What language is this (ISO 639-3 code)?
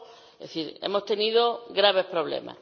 spa